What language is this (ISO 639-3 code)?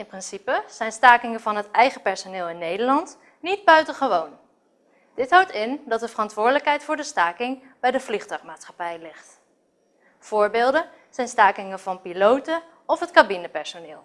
nld